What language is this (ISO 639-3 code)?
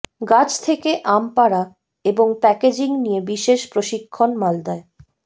ben